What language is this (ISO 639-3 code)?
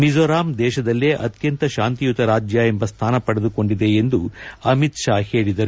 kan